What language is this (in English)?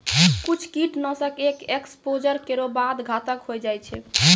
Maithili